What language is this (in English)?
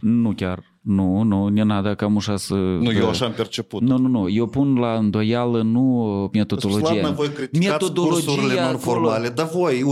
Romanian